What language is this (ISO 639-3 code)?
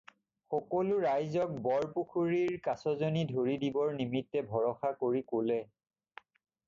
asm